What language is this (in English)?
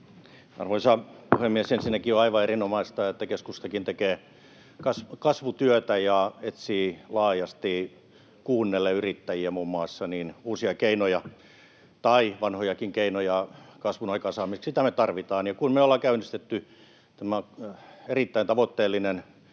Finnish